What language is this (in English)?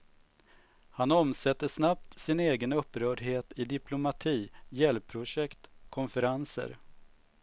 Swedish